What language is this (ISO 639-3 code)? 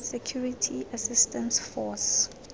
tsn